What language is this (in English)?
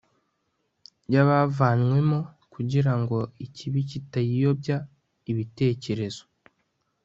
Kinyarwanda